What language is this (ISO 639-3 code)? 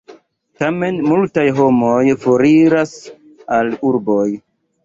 epo